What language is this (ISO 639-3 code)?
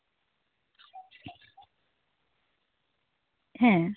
sat